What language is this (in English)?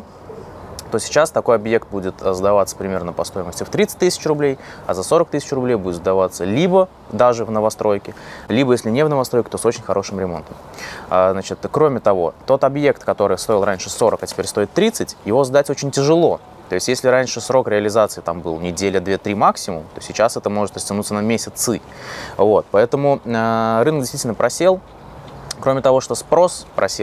Russian